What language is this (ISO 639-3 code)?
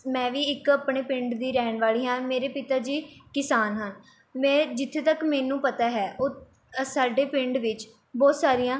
pan